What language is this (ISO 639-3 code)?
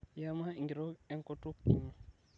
mas